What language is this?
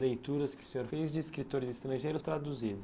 Portuguese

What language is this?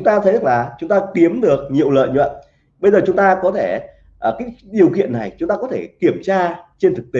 Vietnamese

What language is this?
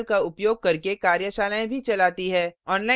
Hindi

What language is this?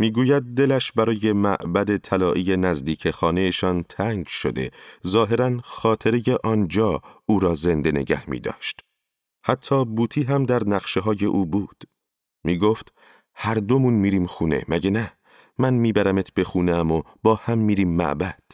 Persian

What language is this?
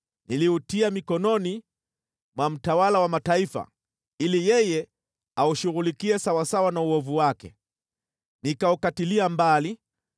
Swahili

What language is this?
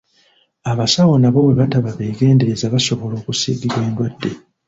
Ganda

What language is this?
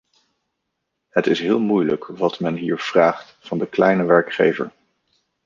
Dutch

